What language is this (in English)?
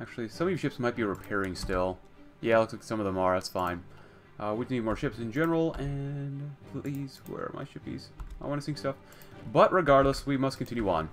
English